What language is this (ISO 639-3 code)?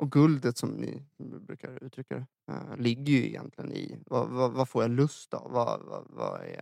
swe